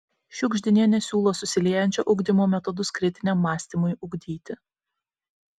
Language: Lithuanian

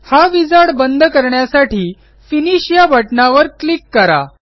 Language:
Marathi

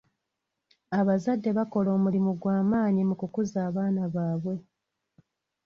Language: Ganda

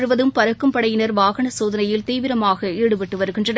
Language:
Tamil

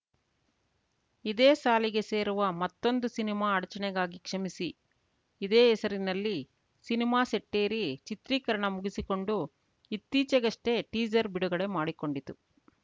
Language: Kannada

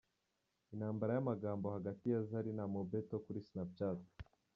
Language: Kinyarwanda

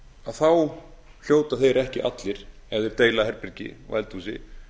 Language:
Icelandic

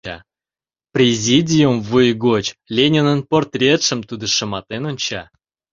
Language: Mari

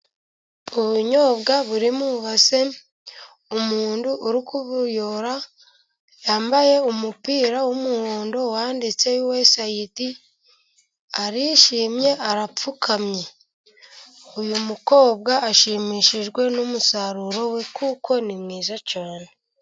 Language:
Kinyarwanda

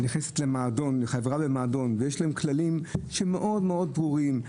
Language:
Hebrew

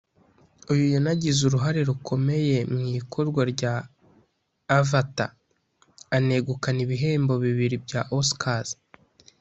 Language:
Kinyarwanda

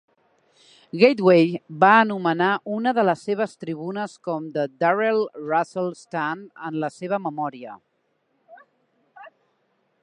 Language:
Catalan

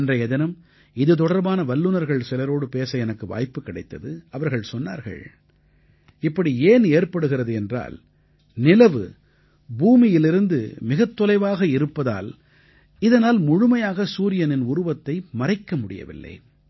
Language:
Tamil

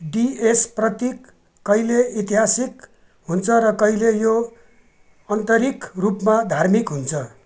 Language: Nepali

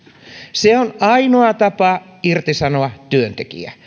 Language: Finnish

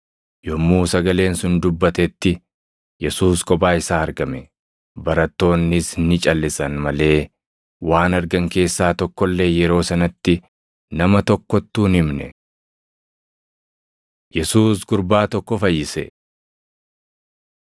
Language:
Oromo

